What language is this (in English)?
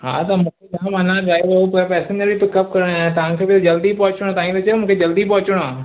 Sindhi